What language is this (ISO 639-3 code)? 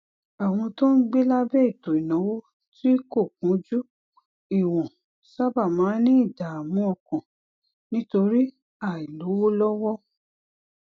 yor